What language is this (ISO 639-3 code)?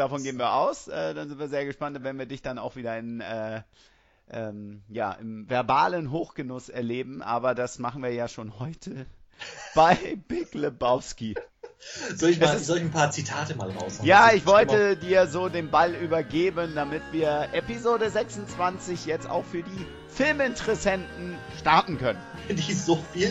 deu